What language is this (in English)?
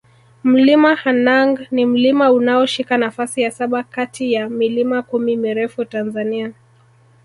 Swahili